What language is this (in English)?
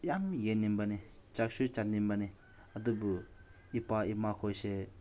Manipuri